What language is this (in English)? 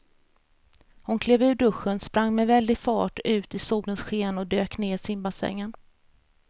Swedish